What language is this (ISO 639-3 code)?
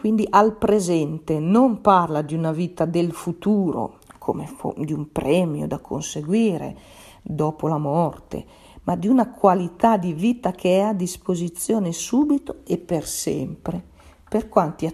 ita